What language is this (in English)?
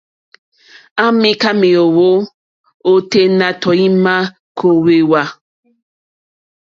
Mokpwe